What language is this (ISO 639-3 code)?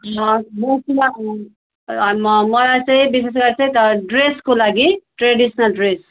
nep